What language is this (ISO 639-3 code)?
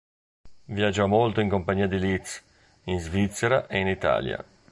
ita